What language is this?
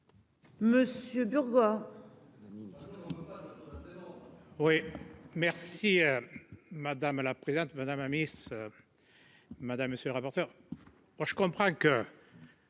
French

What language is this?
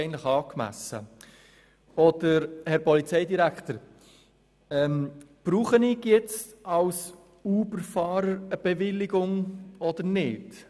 Swiss German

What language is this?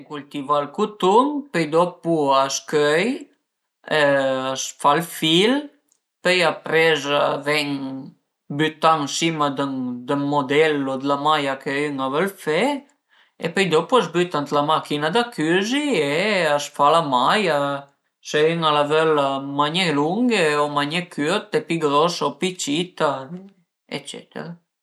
Piedmontese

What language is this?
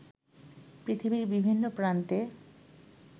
Bangla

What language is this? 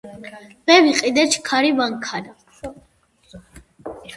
Georgian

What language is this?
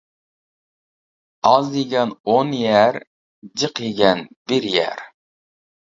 Uyghur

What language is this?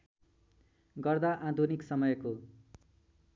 Nepali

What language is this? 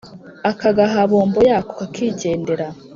Kinyarwanda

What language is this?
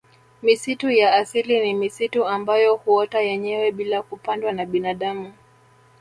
Swahili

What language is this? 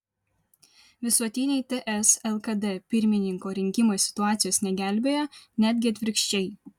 Lithuanian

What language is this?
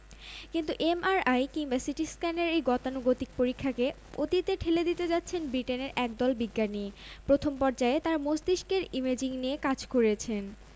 Bangla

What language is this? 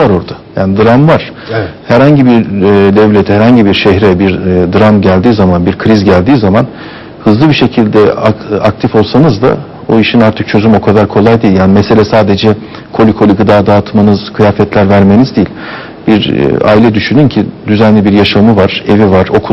Turkish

